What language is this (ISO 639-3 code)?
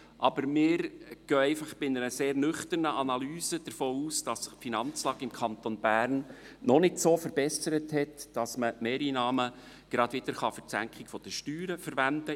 gsw